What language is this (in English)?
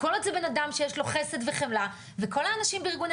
Hebrew